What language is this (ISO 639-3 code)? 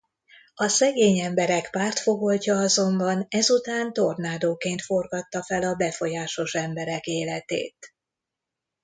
hun